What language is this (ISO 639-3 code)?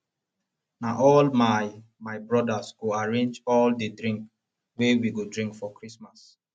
pcm